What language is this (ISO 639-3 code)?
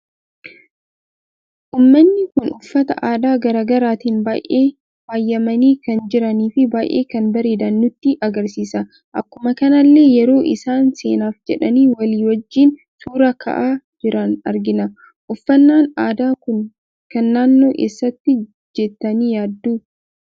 orm